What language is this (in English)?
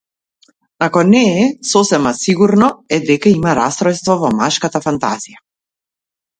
Macedonian